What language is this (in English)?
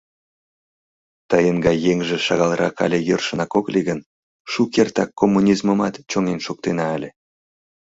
Mari